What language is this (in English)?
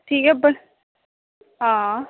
Dogri